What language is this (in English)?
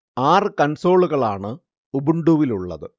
Malayalam